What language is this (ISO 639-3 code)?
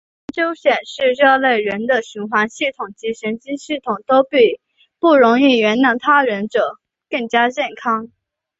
zho